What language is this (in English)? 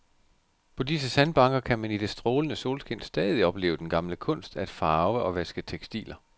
Danish